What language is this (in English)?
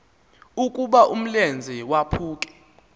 Xhosa